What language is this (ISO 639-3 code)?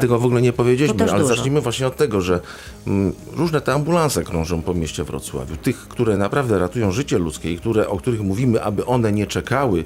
pol